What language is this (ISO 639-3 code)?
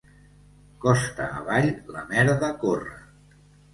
cat